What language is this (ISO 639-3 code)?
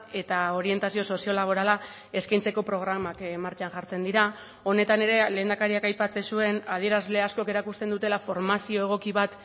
eus